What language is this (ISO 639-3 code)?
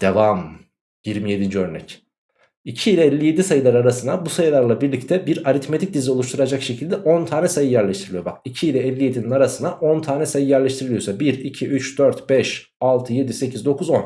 tur